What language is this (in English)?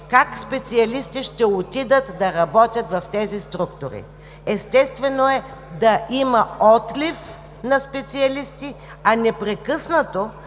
Bulgarian